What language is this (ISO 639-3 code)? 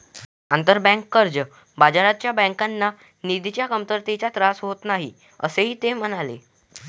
mar